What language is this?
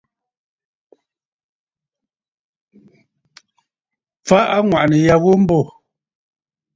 Bafut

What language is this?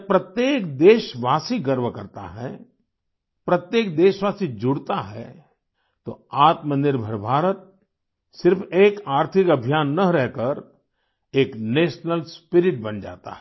Hindi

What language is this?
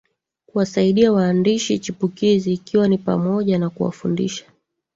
Swahili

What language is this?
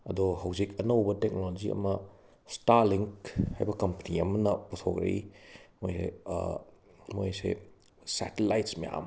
Manipuri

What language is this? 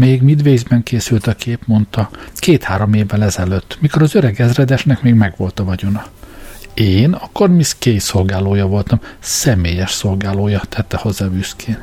Hungarian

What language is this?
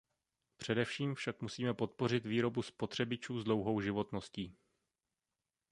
Czech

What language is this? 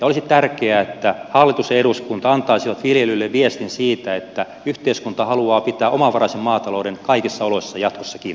Finnish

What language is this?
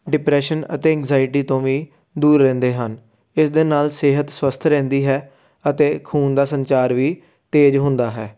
Punjabi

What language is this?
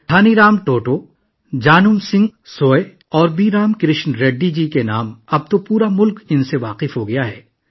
Urdu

